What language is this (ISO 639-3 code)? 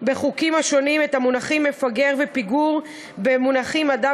heb